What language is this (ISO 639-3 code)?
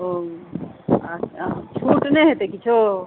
mai